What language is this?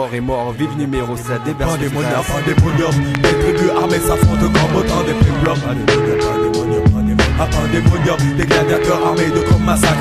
French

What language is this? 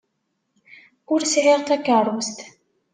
Kabyle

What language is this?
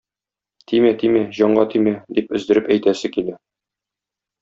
Tatar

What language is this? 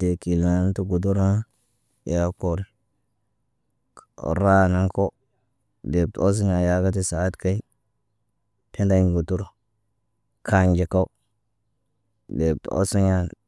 Naba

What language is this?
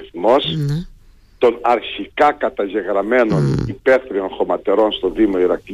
Greek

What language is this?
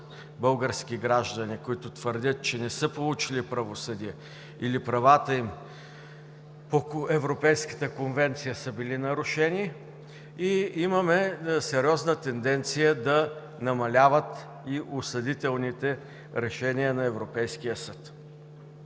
Bulgarian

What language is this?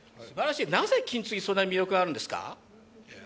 Japanese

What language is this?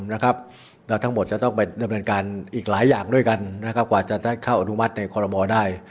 Thai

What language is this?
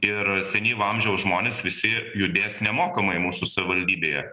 Lithuanian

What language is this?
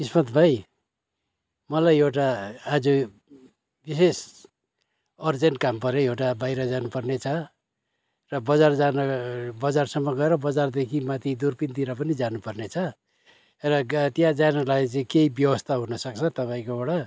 Nepali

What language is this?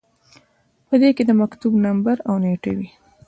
Pashto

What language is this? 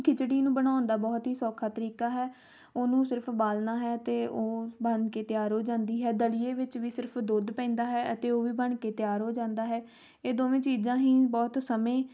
Punjabi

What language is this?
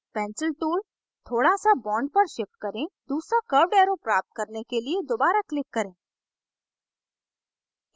Hindi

